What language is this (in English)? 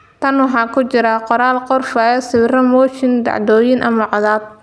Somali